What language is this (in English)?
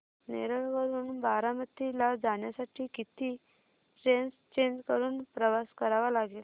Marathi